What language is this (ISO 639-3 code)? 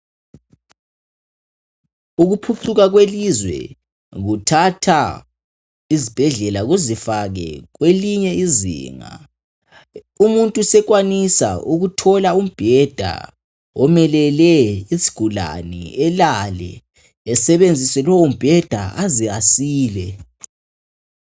nde